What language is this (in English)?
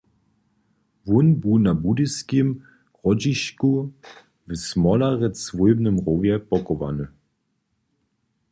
Upper Sorbian